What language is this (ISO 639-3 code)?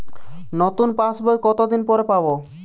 ben